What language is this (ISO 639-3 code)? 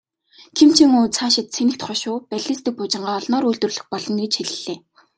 mon